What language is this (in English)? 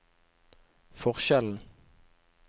Norwegian